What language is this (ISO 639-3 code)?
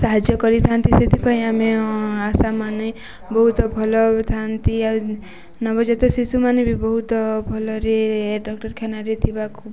ori